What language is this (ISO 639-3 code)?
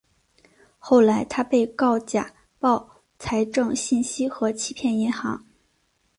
zho